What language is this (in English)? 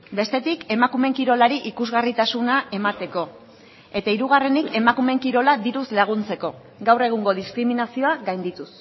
Basque